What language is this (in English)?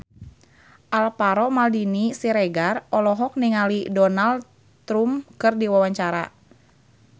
Sundanese